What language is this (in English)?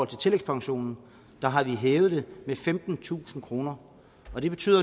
Danish